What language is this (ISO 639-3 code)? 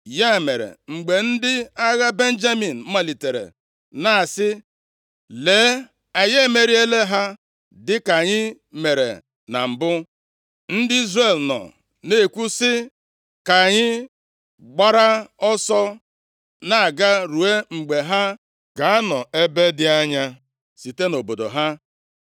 ibo